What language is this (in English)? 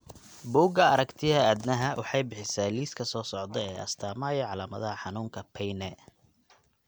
Somali